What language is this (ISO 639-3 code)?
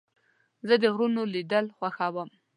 pus